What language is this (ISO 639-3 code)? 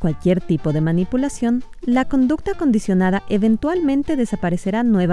spa